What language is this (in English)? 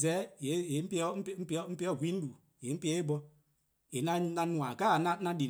Eastern Krahn